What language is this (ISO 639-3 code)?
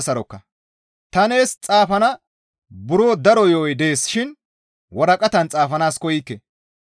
gmv